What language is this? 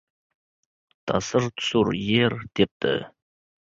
Uzbek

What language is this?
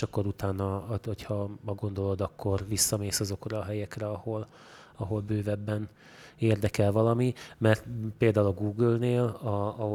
Hungarian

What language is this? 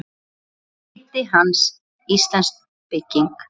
Icelandic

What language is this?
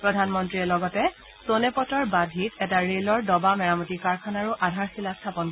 Assamese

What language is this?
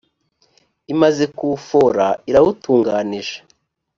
Kinyarwanda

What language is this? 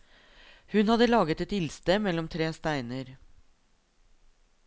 Norwegian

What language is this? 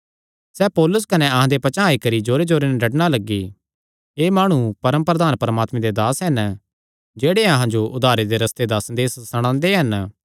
Kangri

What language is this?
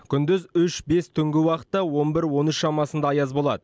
Kazakh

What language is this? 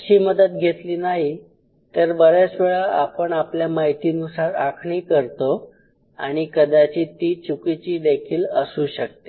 Marathi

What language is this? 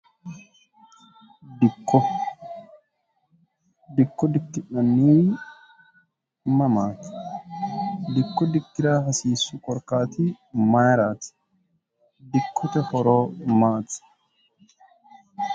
Sidamo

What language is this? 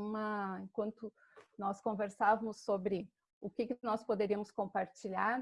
Portuguese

